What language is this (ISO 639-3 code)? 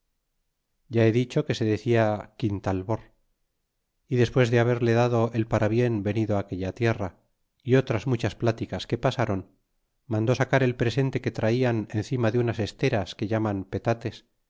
spa